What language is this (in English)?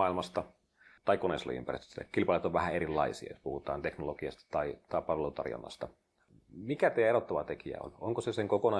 Finnish